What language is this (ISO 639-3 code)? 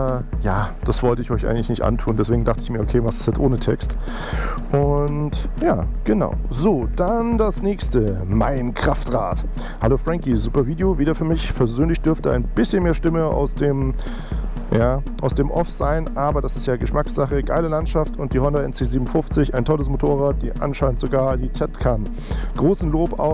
deu